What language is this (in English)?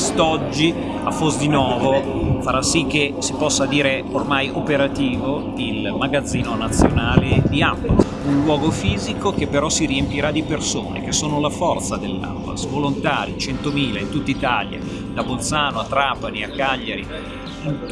Italian